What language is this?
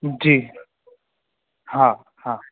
Sindhi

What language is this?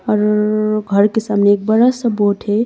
Hindi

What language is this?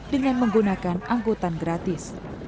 Indonesian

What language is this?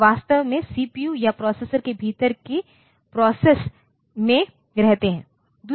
Hindi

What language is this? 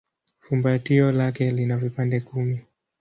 Swahili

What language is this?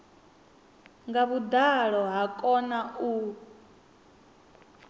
Venda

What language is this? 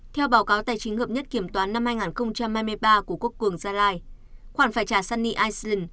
Vietnamese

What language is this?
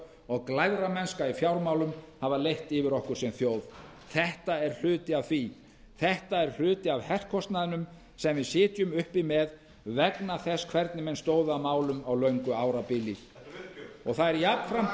Icelandic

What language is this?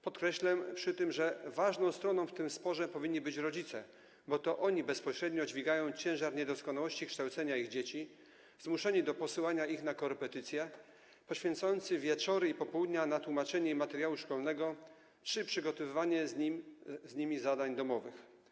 Polish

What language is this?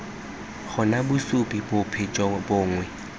Tswana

